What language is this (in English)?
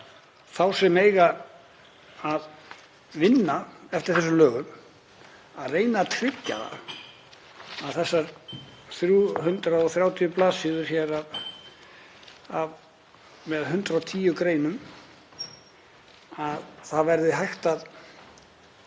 Icelandic